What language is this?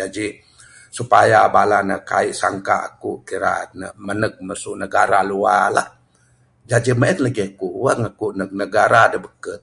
Bukar-Sadung Bidayuh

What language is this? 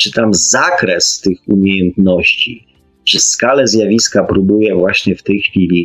Polish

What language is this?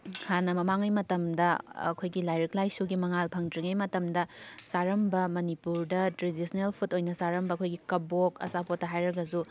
Manipuri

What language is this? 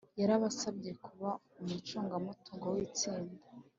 Kinyarwanda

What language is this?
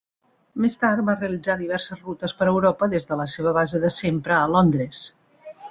Catalan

